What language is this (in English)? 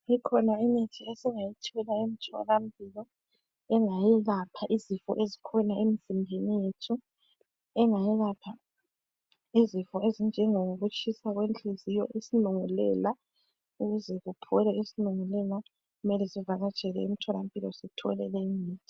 North Ndebele